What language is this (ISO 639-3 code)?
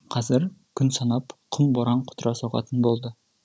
kaz